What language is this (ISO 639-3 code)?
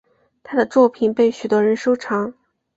zho